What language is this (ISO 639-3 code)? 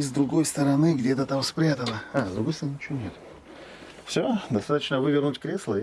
rus